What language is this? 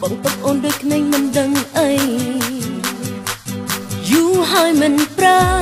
Thai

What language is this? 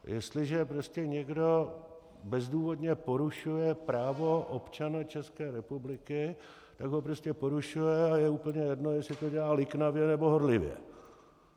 Czech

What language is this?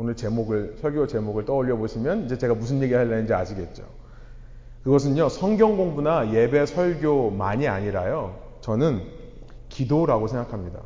Korean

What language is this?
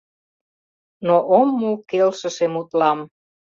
Mari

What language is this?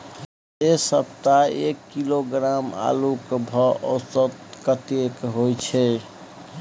Maithili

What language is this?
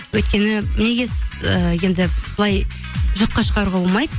Kazakh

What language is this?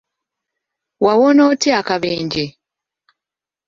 Ganda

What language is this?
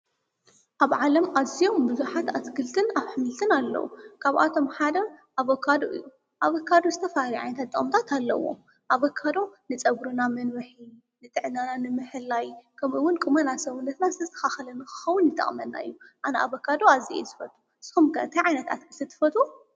Tigrinya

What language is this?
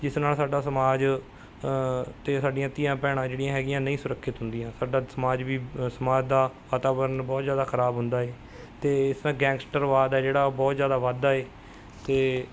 Punjabi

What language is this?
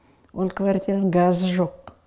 Kazakh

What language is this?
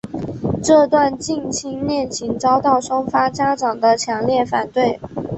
Chinese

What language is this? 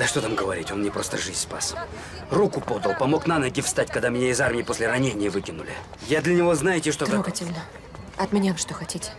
Russian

